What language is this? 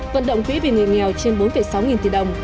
Vietnamese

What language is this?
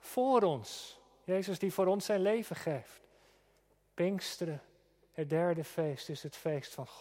Dutch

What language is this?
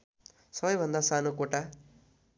Nepali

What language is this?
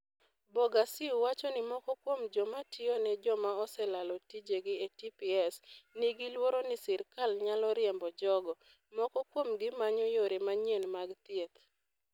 Luo (Kenya and Tanzania)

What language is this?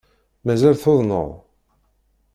Kabyle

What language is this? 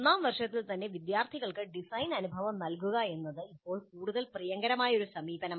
Malayalam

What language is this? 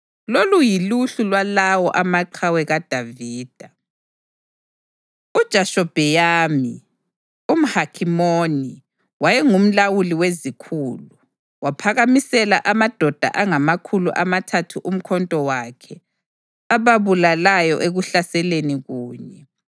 North Ndebele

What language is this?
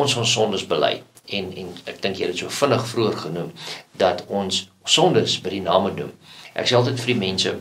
Dutch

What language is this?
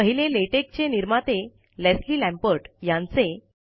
Marathi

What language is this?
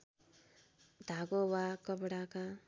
Nepali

